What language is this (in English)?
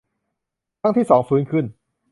Thai